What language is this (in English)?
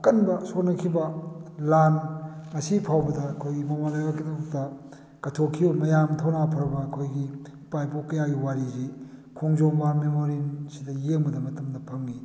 Manipuri